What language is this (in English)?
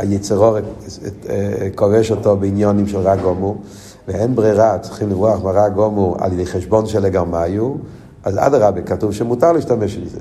Hebrew